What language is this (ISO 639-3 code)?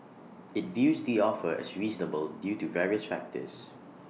eng